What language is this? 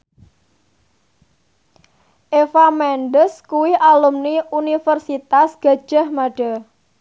Javanese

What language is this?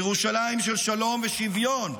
Hebrew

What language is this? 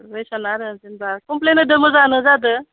Bodo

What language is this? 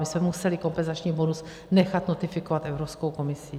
Czech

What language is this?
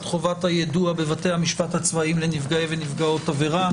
Hebrew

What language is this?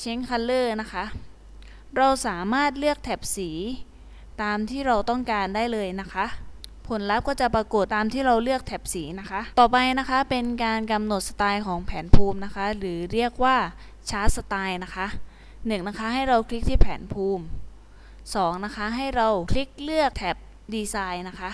Thai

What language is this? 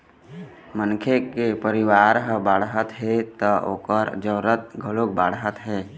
Chhattisgarhi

